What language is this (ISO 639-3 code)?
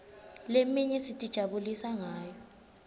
ssw